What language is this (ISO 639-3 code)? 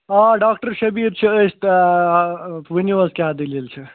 kas